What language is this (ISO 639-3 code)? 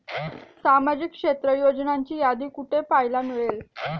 mar